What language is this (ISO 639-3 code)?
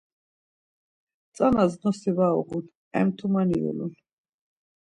lzz